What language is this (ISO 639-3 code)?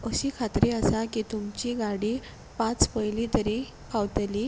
kok